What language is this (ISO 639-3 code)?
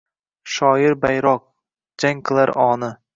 uzb